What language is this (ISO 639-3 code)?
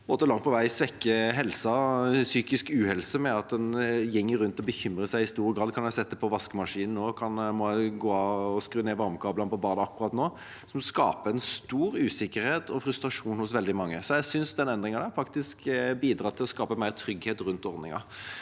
nor